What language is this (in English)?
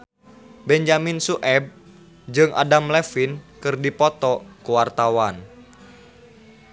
Sundanese